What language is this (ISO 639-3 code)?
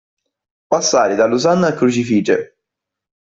ita